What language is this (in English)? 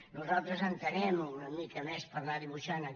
Catalan